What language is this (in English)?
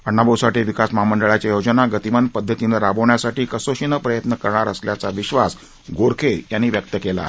Marathi